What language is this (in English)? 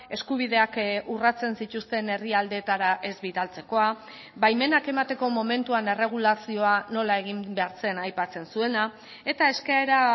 Basque